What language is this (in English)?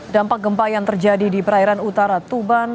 Indonesian